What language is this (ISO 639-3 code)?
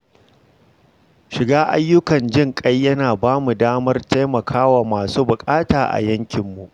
hau